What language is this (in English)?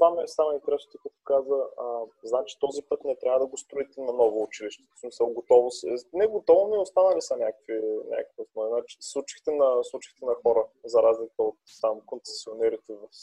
Bulgarian